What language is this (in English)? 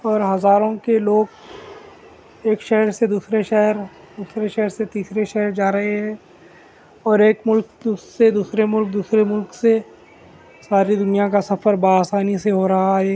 Urdu